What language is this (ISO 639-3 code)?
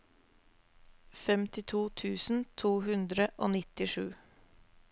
nor